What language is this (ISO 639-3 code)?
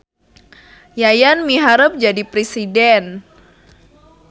sun